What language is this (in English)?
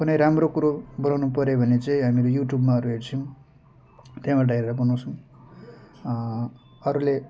Nepali